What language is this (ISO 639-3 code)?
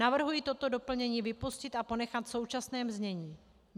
ces